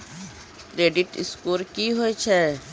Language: Maithili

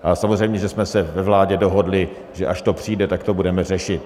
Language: Czech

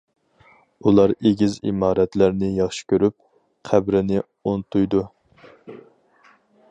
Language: Uyghur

